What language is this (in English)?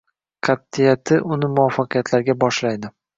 Uzbek